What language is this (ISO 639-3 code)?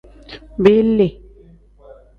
kdh